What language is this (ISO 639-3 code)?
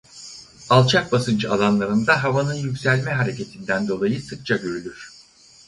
tur